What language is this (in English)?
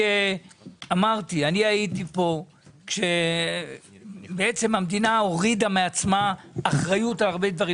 Hebrew